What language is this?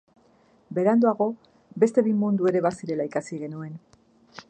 Basque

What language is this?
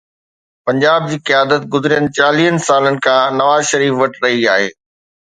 Sindhi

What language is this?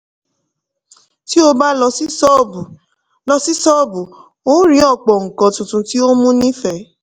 Yoruba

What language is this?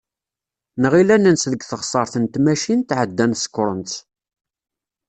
Kabyle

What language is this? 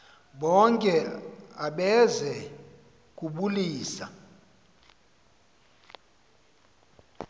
Xhosa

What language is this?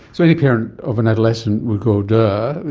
English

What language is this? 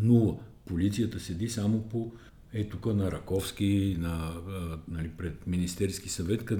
Bulgarian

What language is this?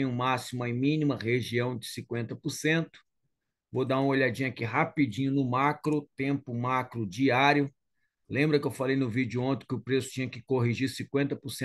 Portuguese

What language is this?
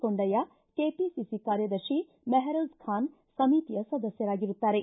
Kannada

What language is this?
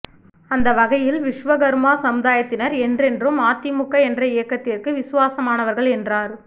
Tamil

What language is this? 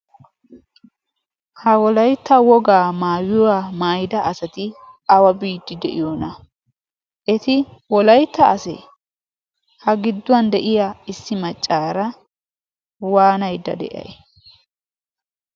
Wolaytta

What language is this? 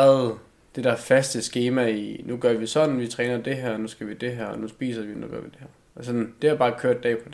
Danish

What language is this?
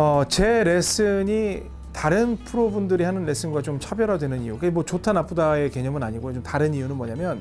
Korean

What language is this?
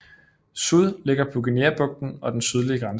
Danish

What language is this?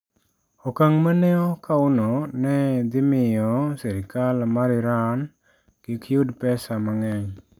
Luo (Kenya and Tanzania)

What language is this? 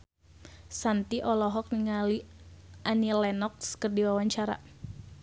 Sundanese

